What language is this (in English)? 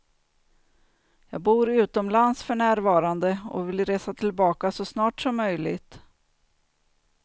Swedish